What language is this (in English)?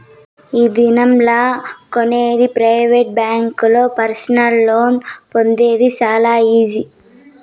Telugu